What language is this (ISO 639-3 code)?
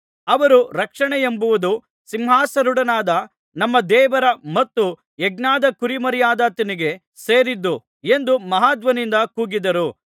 kan